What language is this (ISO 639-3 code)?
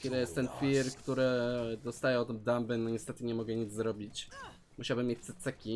pol